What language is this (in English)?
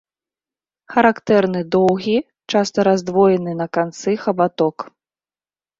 Belarusian